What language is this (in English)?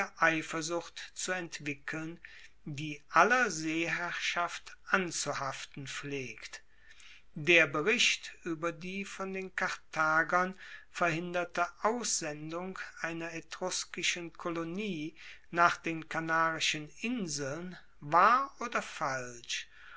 German